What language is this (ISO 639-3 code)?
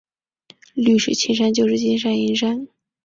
zho